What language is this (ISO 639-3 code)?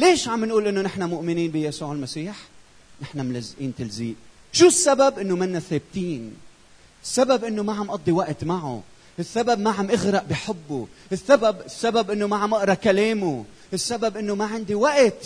ara